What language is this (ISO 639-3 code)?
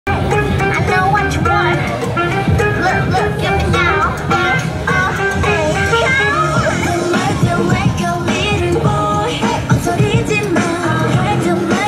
kor